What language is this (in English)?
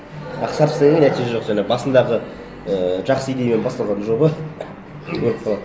Kazakh